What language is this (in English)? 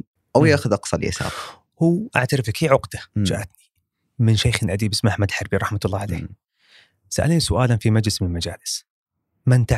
Arabic